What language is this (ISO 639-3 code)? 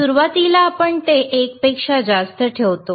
mar